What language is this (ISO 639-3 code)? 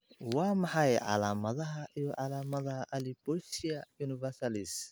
som